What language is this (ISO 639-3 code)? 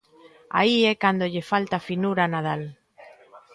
glg